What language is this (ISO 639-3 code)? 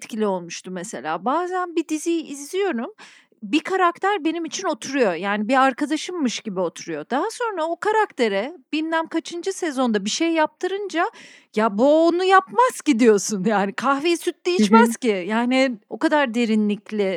tur